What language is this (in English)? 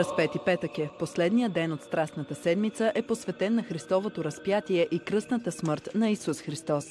Bulgarian